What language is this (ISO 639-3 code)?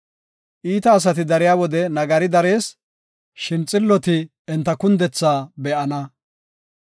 gof